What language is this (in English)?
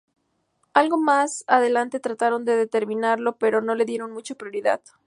Spanish